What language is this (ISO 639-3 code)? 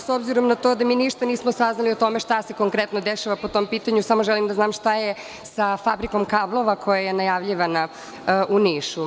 srp